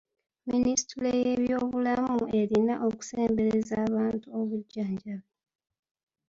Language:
Ganda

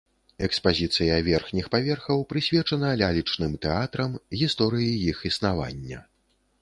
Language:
Belarusian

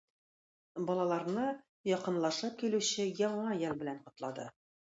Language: Tatar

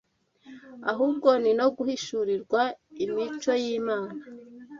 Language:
Kinyarwanda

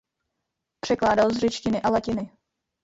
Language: Czech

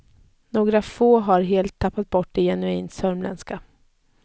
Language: Swedish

